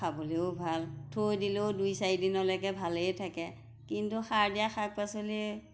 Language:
Assamese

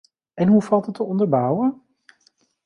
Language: Dutch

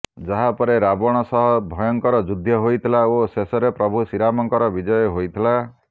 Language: Odia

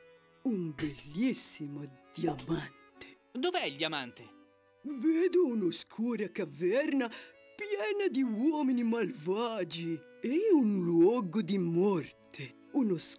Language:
Italian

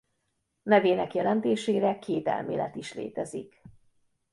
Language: Hungarian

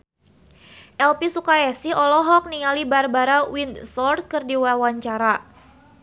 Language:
Sundanese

